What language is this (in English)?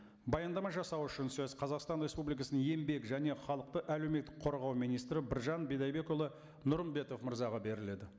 Kazakh